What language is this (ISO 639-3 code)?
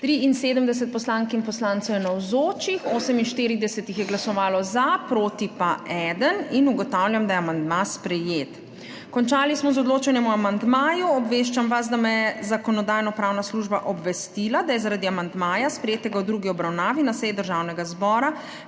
slv